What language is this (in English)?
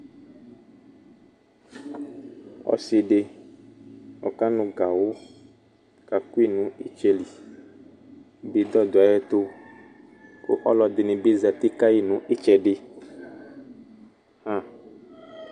Ikposo